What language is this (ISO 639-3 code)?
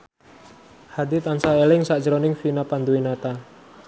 jav